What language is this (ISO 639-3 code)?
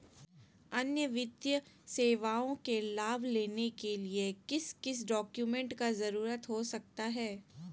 mag